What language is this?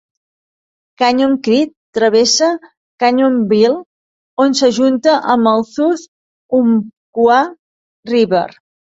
Catalan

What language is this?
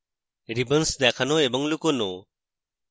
Bangla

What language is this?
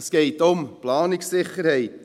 Swiss German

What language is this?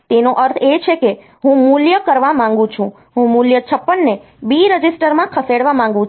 Gujarati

